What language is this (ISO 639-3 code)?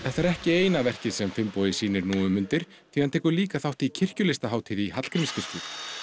isl